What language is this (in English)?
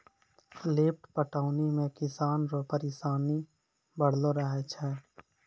Maithili